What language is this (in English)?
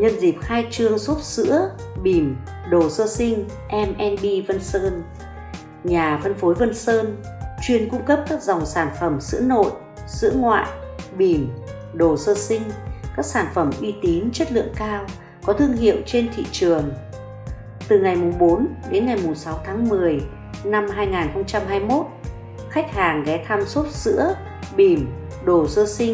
Vietnamese